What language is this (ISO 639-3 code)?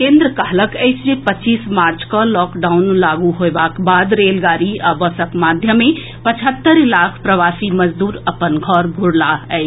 mai